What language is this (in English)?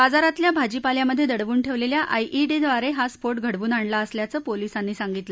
Marathi